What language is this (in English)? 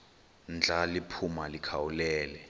Xhosa